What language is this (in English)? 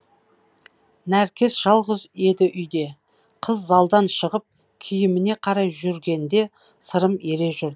Kazakh